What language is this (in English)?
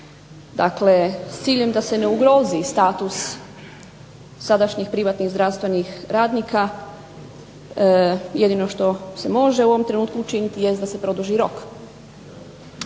Croatian